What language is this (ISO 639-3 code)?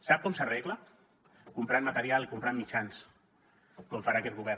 cat